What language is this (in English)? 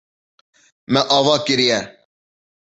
Kurdish